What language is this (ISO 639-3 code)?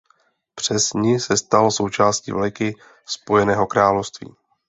ces